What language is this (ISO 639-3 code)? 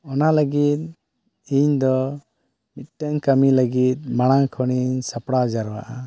sat